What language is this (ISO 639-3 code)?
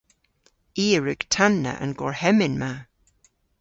cor